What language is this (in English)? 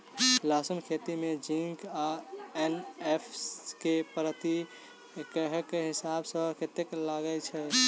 Maithili